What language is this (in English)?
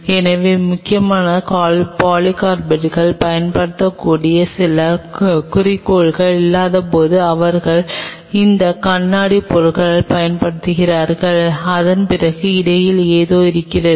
Tamil